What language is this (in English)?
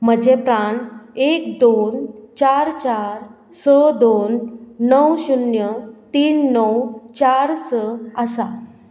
Konkani